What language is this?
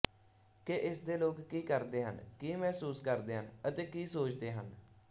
Punjabi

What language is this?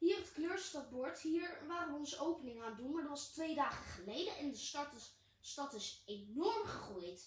Dutch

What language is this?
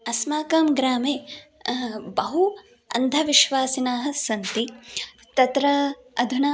Sanskrit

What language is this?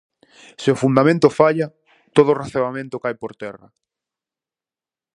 Galician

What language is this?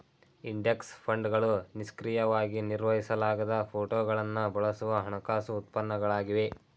Kannada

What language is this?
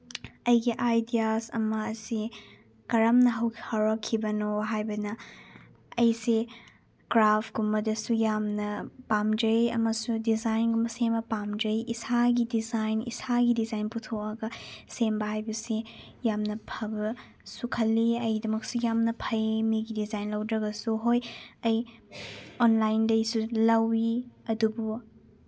Manipuri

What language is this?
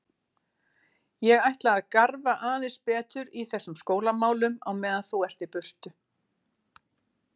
Icelandic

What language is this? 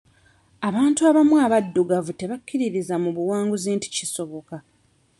Ganda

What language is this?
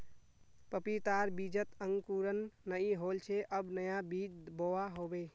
Magahi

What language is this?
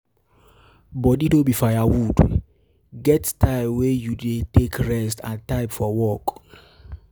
Nigerian Pidgin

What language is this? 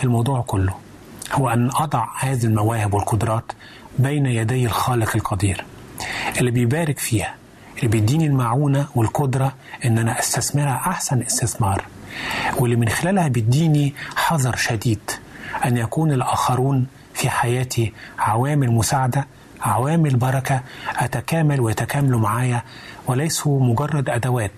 Arabic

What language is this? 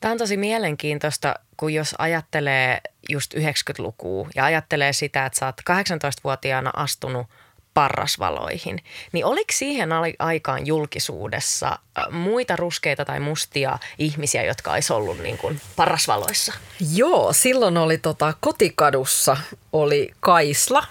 Finnish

